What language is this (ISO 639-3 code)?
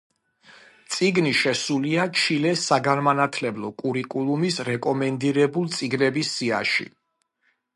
kat